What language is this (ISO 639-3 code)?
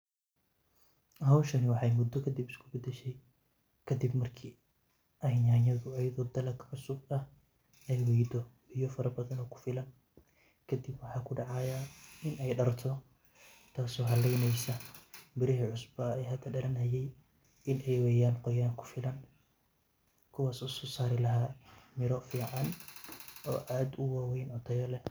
som